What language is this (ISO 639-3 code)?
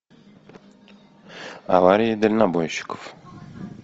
rus